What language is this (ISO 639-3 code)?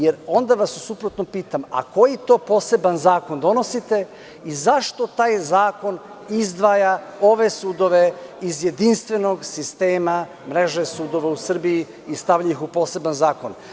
srp